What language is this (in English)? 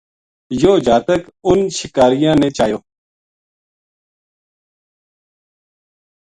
Gujari